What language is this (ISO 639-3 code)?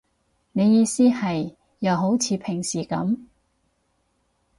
yue